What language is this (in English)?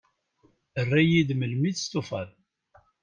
Kabyle